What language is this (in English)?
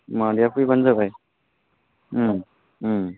Bodo